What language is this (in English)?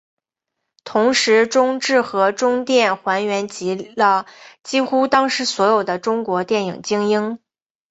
Chinese